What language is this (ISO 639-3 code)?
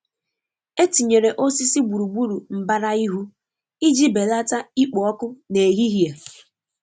ibo